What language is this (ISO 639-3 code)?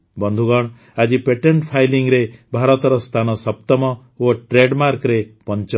ori